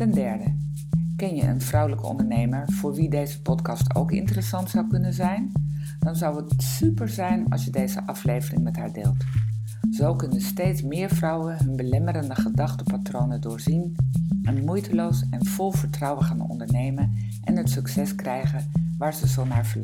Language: Dutch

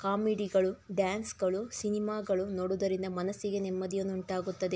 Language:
Kannada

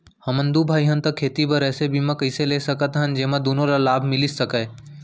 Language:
Chhattisgarhi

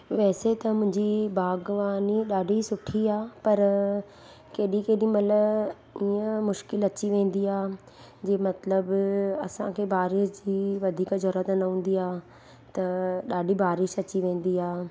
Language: Sindhi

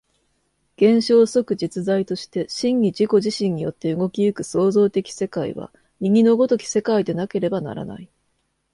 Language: Japanese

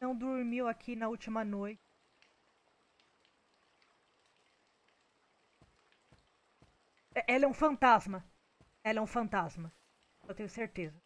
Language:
Portuguese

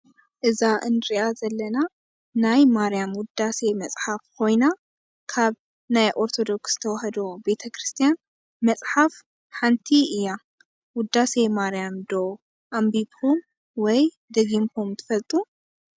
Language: Tigrinya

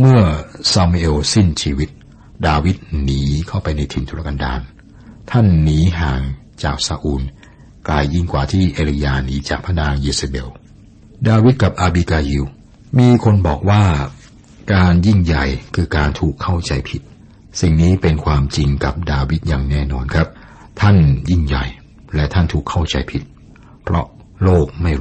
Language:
Thai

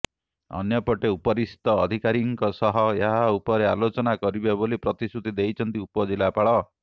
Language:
Odia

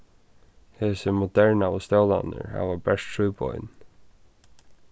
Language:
Faroese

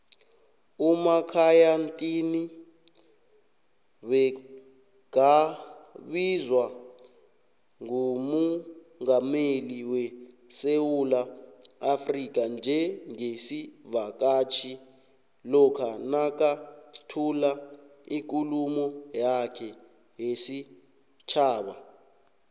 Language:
South Ndebele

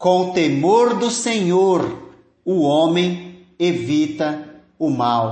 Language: Portuguese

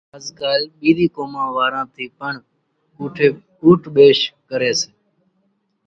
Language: Kachi Koli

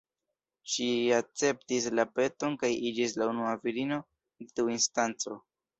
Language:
Esperanto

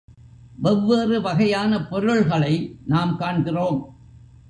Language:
Tamil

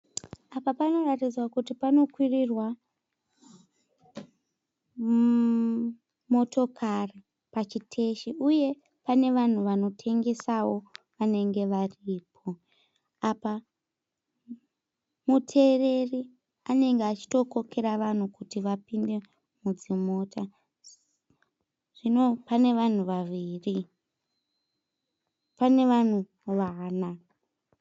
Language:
Shona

